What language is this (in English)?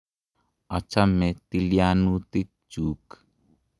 Kalenjin